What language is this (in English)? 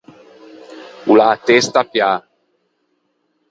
Ligurian